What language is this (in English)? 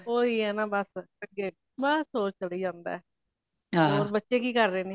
Punjabi